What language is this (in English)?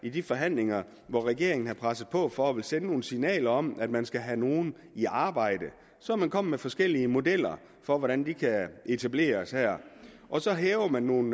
Danish